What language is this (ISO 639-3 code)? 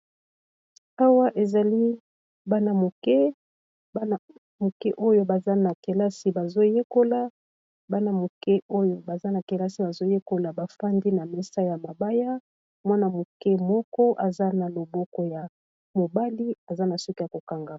lin